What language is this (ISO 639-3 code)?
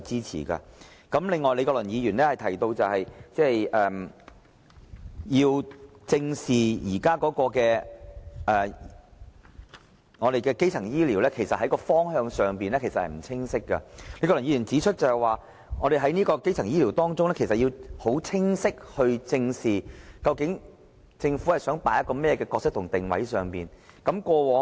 yue